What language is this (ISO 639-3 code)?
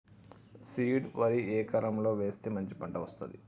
tel